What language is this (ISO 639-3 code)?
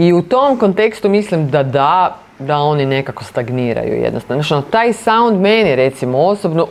hrv